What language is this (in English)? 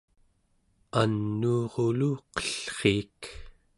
Central Yupik